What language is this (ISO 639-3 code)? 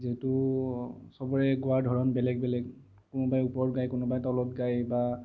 asm